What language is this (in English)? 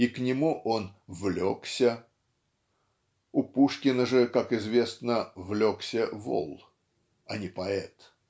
Russian